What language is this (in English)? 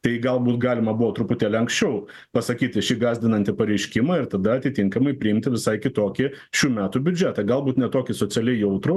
Lithuanian